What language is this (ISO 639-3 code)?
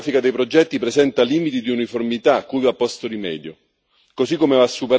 ita